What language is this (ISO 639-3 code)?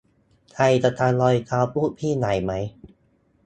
tha